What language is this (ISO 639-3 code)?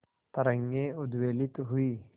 hin